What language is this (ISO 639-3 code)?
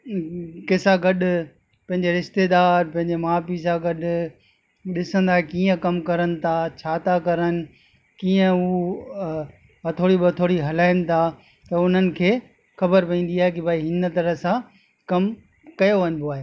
snd